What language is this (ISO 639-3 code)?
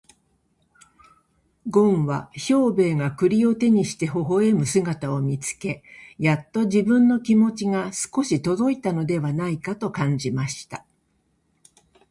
jpn